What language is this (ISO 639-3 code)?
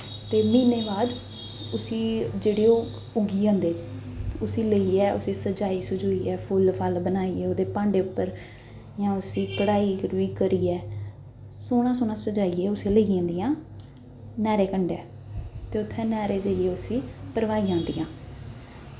doi